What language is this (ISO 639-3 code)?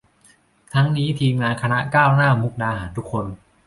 tha